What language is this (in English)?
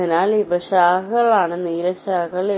Malayalam